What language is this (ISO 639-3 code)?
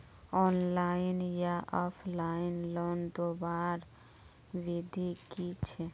mag